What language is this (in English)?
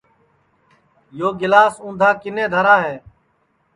Sansi